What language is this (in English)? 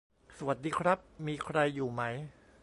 Thai